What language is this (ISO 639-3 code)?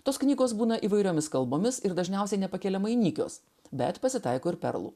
lit